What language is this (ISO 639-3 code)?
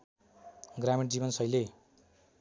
nep